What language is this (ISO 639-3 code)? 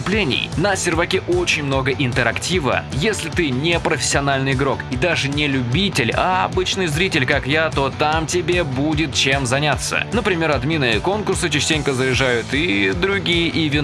rus